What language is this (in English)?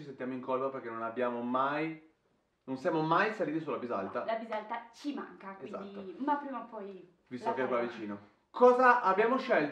Italian